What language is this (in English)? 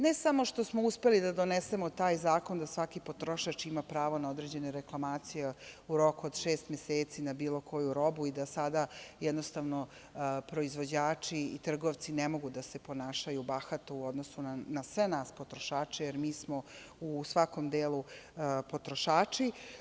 Serbian